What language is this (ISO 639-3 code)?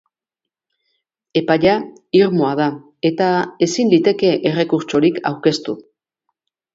eus